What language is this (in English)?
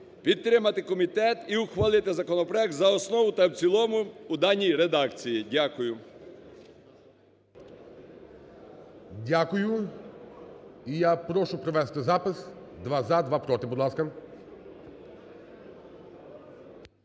Ukrainian